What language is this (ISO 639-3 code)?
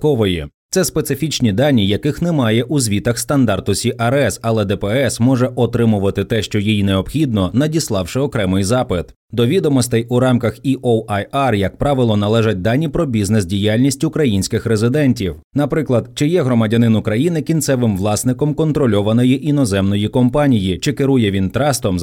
ukr